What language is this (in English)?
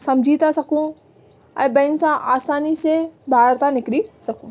Sindhi